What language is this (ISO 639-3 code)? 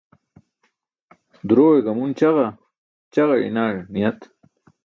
bsk